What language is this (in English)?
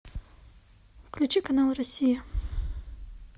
Russian